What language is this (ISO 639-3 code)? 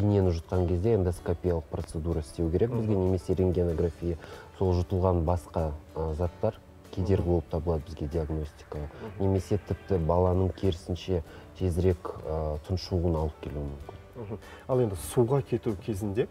rus